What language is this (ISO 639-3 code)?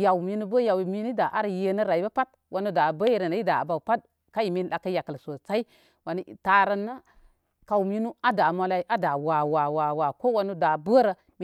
kmy